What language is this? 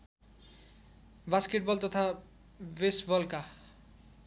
Nepali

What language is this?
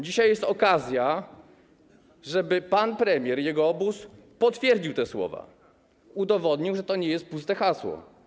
Polish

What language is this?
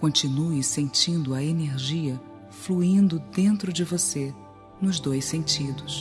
Portuguese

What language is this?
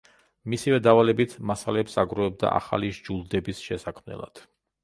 Georgian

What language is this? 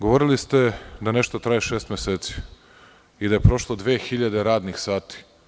Serbian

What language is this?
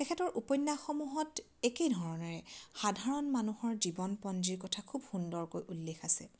Assamese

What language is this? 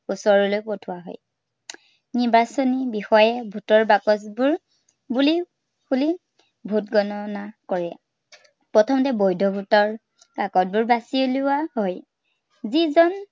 Assamese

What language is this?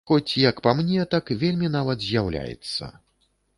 Belarusian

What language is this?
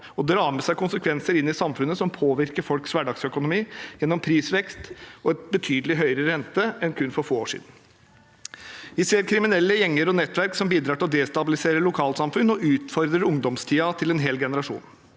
Norwegian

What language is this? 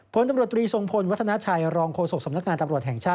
Thai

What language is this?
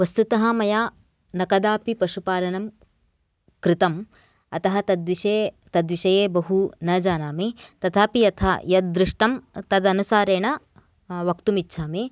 Sanskrit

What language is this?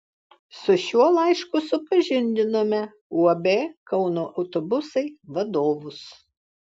Lithuanian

